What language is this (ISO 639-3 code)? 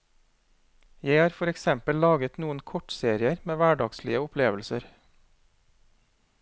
nor